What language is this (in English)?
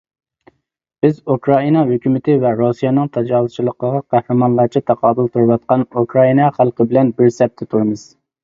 Uyghur